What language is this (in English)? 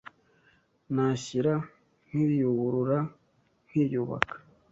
Kinyarwanda